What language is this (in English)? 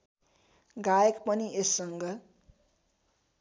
Nepali